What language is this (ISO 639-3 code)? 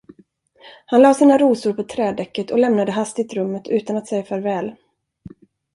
swe